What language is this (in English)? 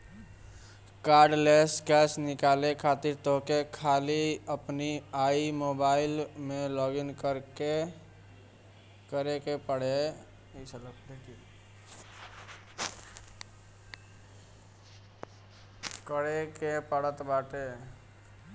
Bhojpuri